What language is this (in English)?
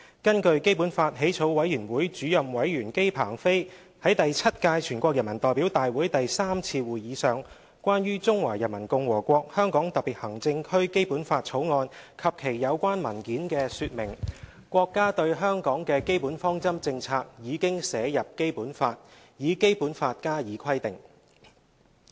Cantonese